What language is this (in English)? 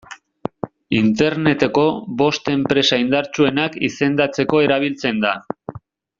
Basque